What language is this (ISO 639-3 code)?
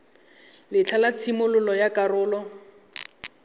tsn